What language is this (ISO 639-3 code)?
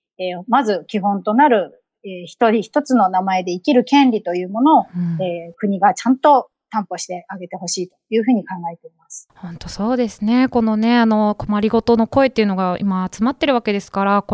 jpn